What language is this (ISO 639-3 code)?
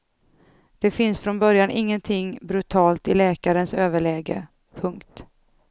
swe